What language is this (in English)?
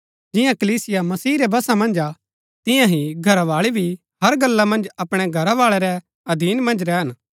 Gaddi